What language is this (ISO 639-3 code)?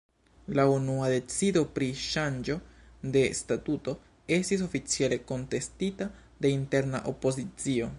epo